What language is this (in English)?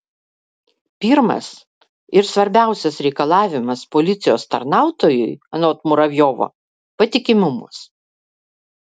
Lithuanian